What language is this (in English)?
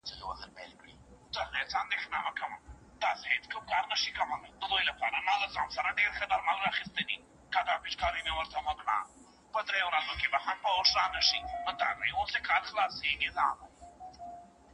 Pashto